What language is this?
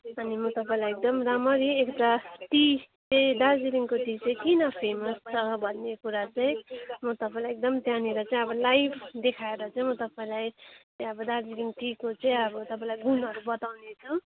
Nepali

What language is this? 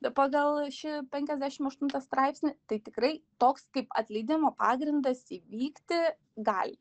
Lithuanian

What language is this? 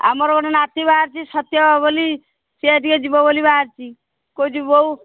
Odia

